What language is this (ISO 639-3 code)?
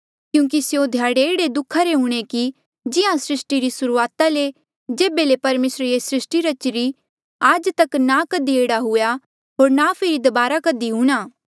mjl